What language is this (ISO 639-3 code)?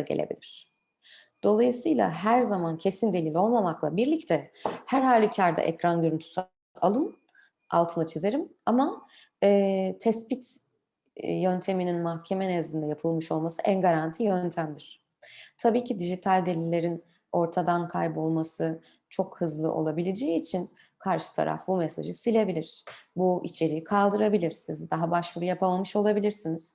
tur